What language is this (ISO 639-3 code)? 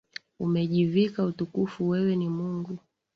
swa